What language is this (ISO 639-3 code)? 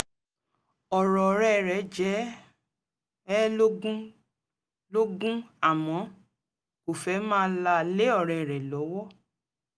yor